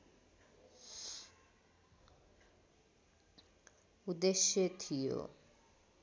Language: Nepali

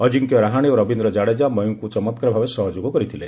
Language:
Odia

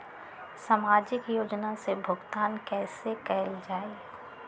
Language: Magahi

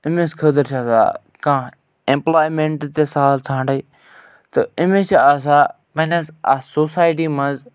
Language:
Kashmiri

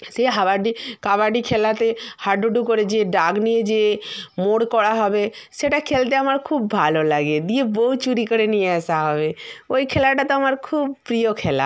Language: Bangla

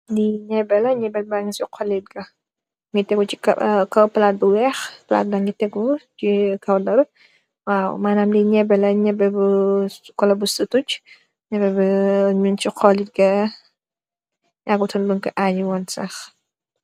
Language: Wolof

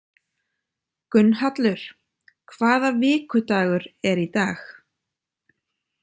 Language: Icelandic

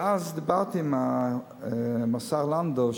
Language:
Hebrew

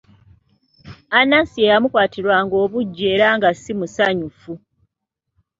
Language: Ganda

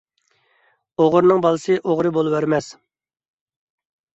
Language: Uyghur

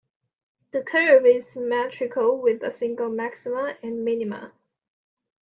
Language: English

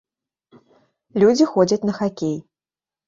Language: Belarusian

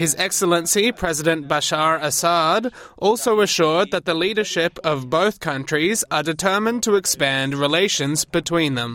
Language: Slovak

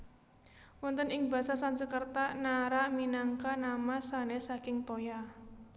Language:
Javanese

